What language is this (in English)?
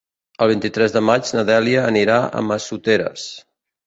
Catalan